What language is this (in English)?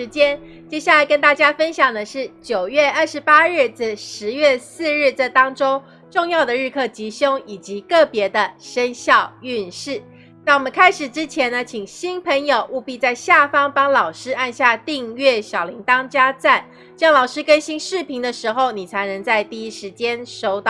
Chinese